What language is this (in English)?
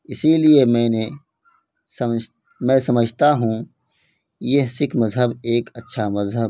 Urdu